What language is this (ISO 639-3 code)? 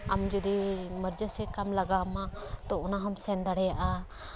sat